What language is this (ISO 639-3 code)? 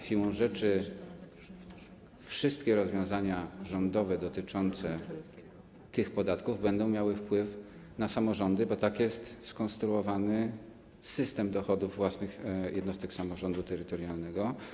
pol